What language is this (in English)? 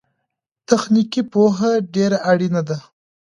Pashto